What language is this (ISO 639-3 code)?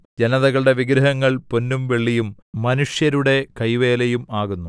mal